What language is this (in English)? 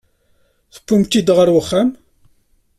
Kabyle